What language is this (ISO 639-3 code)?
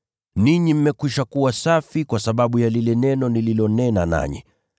swa